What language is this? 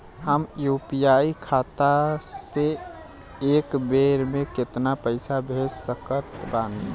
Bhojpuri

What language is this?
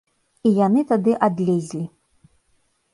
Belarusian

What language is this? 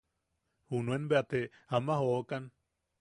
Yaqui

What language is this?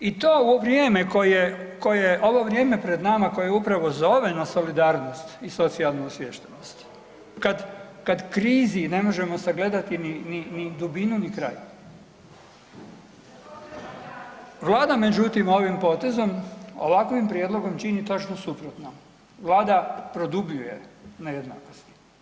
Croatian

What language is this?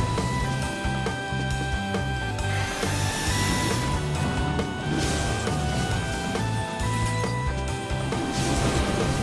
Korean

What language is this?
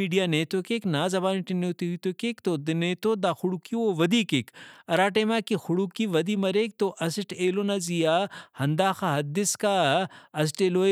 Brahui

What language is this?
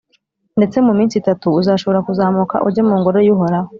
Kinyarwanda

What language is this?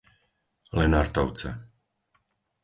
Slovak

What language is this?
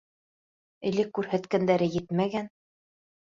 Bashkir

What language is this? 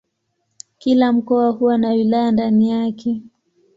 Swahili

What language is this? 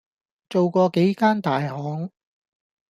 Cantonese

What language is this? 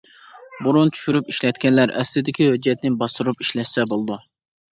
Uyghur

